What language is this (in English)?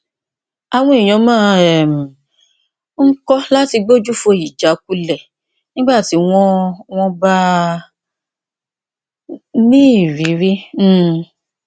Yoruba